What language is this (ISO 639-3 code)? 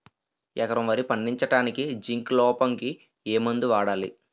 tel